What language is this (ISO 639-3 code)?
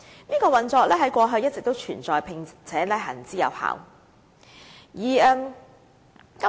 yue